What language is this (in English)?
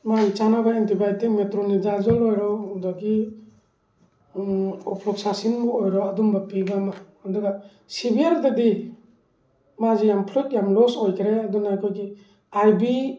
Manipuri